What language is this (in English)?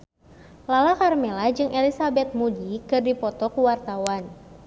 Sundanese